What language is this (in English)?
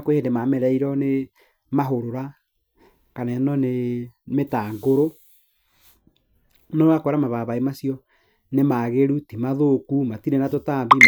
Kikuyu